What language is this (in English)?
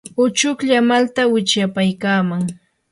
Yanahuanca Pasco Quechua